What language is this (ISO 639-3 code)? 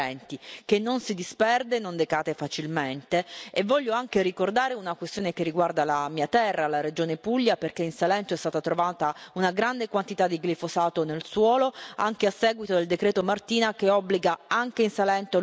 ita